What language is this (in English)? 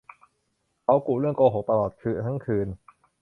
Thai